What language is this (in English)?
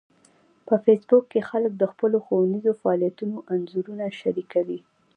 Pashto